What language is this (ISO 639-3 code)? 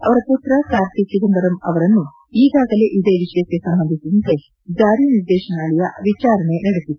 kan